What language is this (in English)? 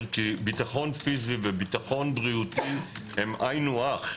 Hebrew